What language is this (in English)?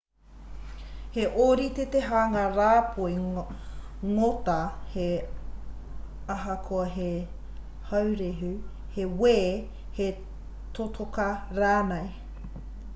Māori